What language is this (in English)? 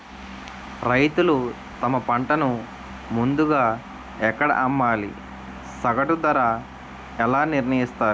Telugu